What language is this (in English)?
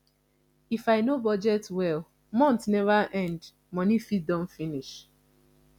Nigerian Pidgin